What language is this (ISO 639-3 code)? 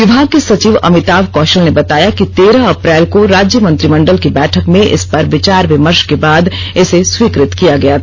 hin